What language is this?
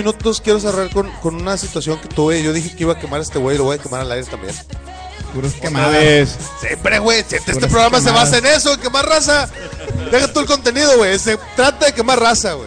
Spanish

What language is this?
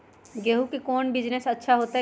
Magahi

